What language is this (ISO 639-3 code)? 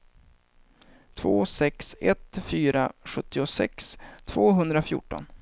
swe